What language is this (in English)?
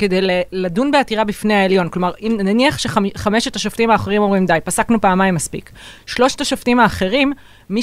Hebrew